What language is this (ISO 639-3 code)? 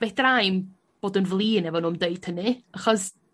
cym